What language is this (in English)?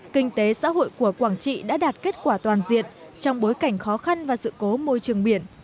Vietnamese